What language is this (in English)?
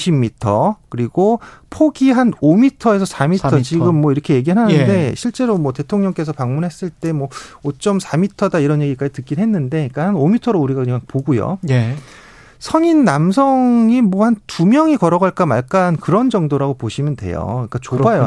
Korean